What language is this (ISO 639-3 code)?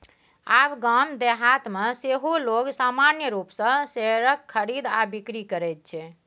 mai